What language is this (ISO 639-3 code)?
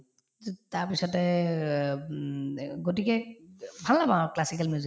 asm